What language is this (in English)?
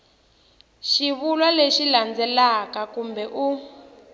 Tsonga